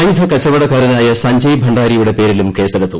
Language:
Malayalam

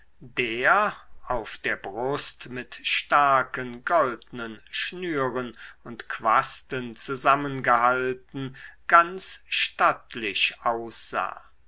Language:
German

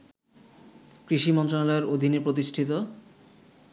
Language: Bangla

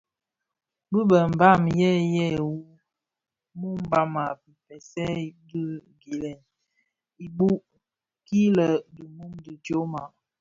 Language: Bafia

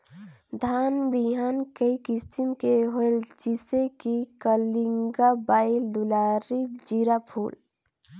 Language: Chhattisgarhi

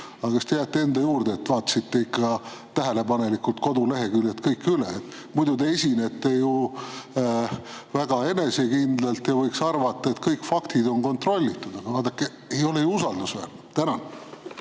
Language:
Estonian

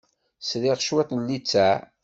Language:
Kabyle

